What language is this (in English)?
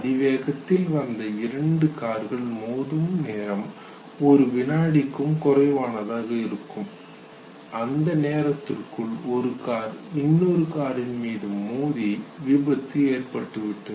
Tamil